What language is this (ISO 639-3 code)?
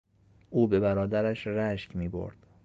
fas